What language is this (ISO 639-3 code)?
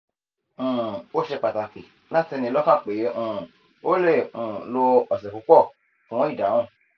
yor